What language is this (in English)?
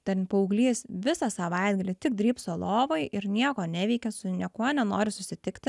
Lithuanian